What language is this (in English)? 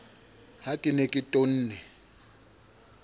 Southern Sotho